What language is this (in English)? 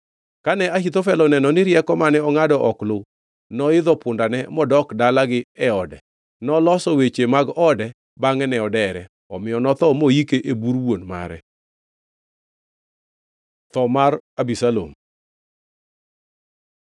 Luo (Kenya and Tanzania)